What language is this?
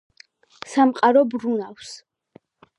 Georgian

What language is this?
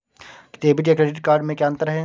Hindi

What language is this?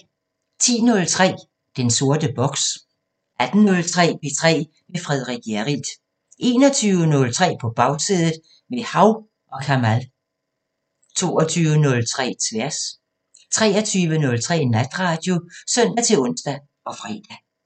Danish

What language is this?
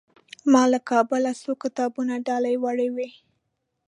Pashto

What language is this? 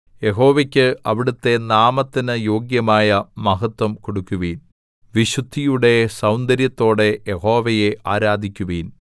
Malayalam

